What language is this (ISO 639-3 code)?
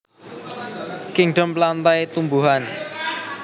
jav